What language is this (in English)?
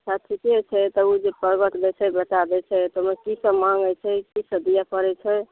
Maithili